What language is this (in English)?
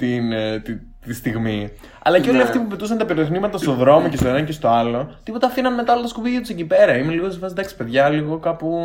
Greek